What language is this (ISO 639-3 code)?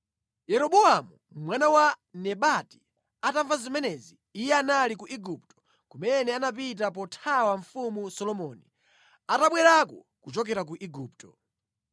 nya